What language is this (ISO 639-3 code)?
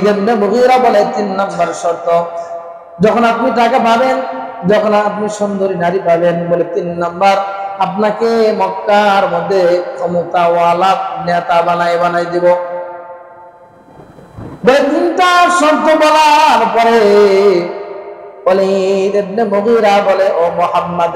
ara